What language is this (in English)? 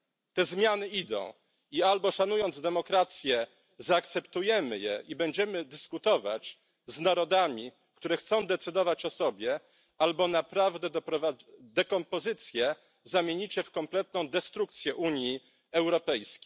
Polish